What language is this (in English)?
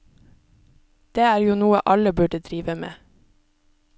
Norwegian